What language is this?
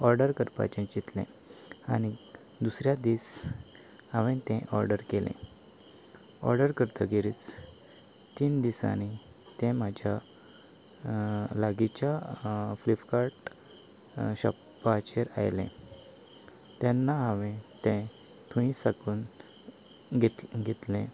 Konkani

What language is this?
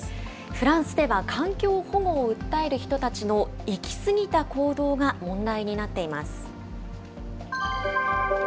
Japanese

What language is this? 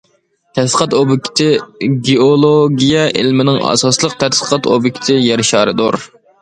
Uyghur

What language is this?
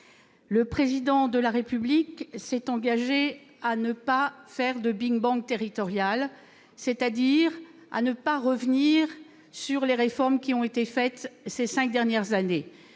French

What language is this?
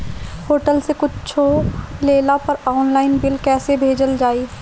Bhojpuri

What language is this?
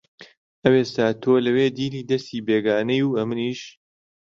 Central Kurdish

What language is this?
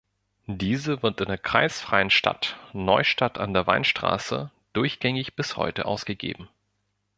German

